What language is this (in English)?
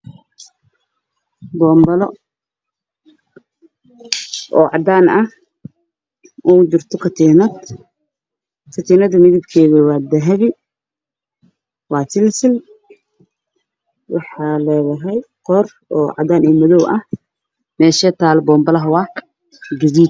Somali